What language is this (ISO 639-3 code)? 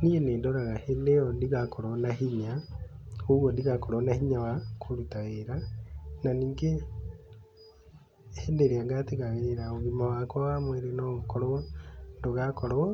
kik